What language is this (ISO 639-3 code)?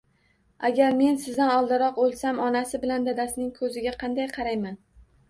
uzb